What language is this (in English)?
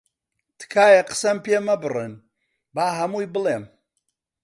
Central Kurdish